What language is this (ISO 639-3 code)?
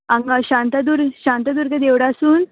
kok